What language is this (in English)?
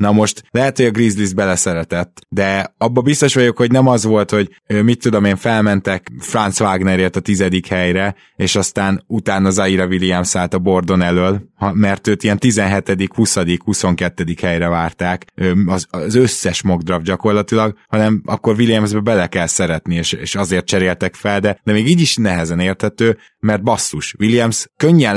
Hungarian